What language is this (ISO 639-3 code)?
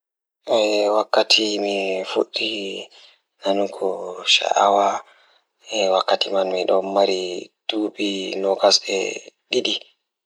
ful